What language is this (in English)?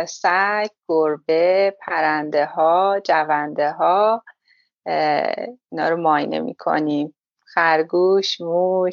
Persian